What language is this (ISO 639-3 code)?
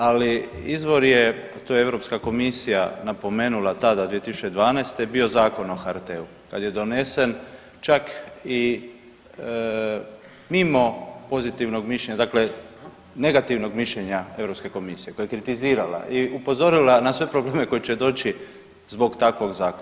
hrv